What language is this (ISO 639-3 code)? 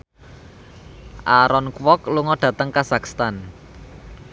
jav